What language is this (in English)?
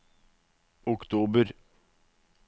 Norwegian